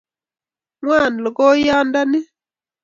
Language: Kalenjin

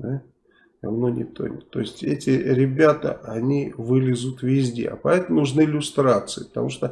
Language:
Russian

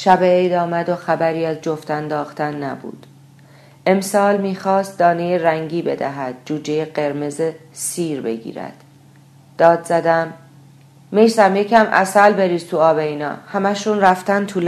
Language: Persian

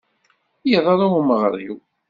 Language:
Kabyle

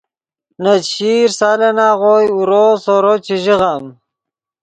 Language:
Yidgha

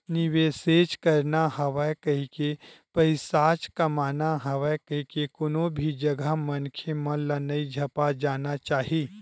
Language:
Chhattisgarhi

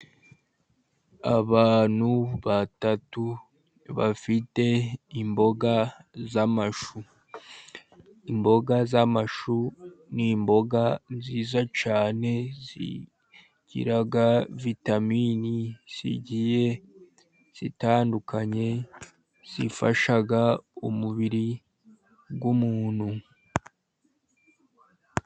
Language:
Kinyarwanda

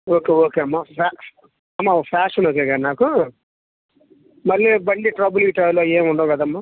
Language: Telugu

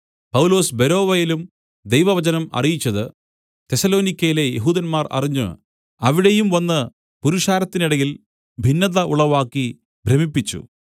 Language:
Malayalam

